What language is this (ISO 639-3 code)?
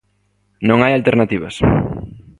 glg